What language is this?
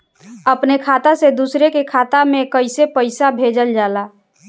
Bhojpuri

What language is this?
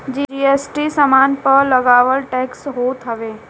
Bhojpuri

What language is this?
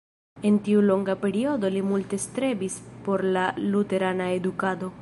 Esperanto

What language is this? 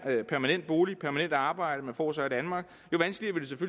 Danish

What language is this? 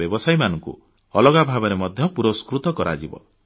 Odia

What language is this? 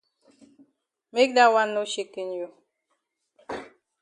Cameroon Pidgin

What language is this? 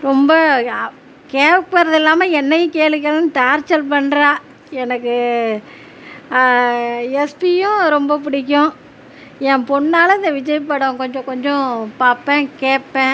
Tamil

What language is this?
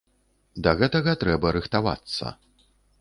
Belarusian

